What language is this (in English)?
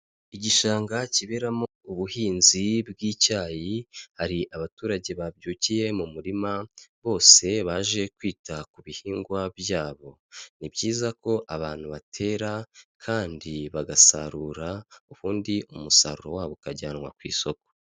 Kinyarwanda